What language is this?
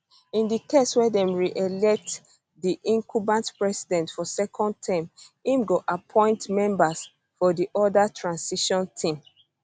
Nigerian Pidgin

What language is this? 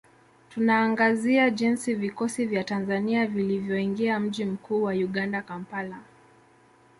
Swahili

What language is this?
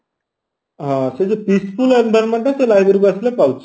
Odia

